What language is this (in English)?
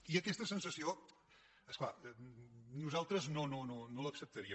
Catalan